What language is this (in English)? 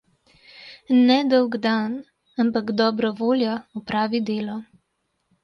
Slovenian